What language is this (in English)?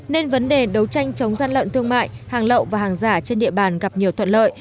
Vietnamese